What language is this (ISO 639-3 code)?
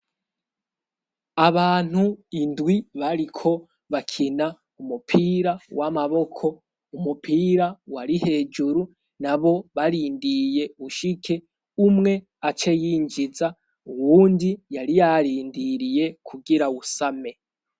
run